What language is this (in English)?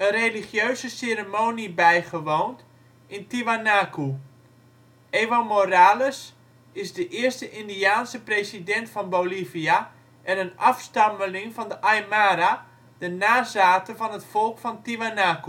Dutch